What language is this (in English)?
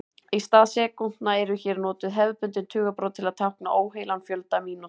Icelandic